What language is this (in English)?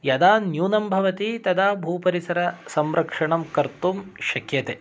Sanskrit